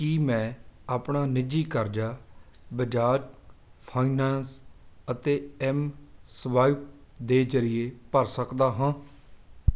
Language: Punjabi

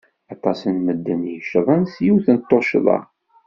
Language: Kabyle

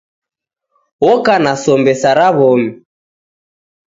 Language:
Taita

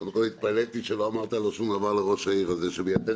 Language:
Hebrew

